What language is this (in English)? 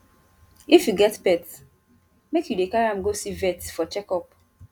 Nigerian Pidgin